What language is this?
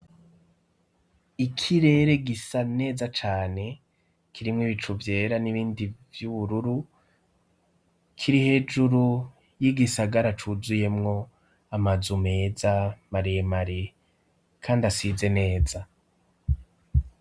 Rundi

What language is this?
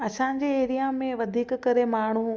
Sindhi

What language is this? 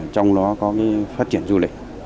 Vietnamese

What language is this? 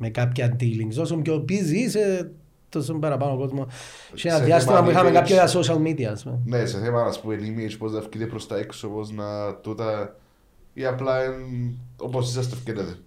Greek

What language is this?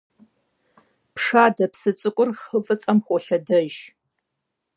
Kabardian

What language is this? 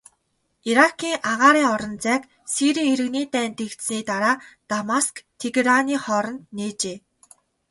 Mongolian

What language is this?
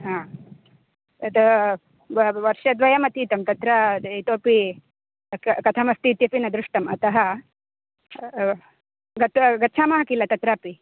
Sanskrit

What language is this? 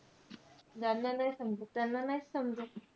Marathi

